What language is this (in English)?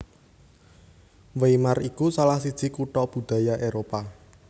Javanese